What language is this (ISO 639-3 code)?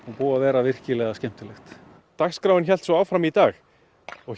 isl